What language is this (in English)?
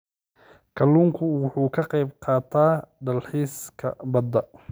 Somali